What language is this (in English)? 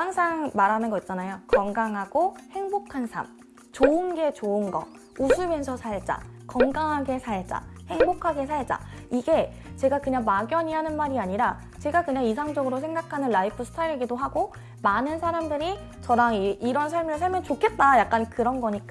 Korean